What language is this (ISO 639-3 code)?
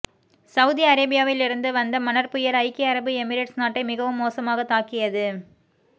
tam